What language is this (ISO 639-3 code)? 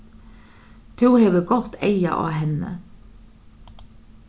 fao